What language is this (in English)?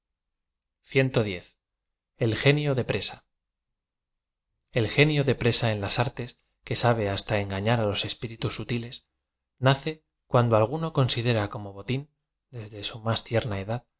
Spanish